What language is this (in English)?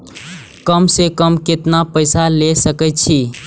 Maithili